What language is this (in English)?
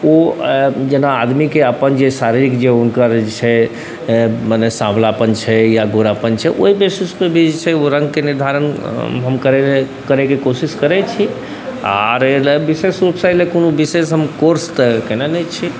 Maithili